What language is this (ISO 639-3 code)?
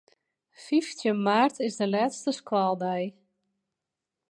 fry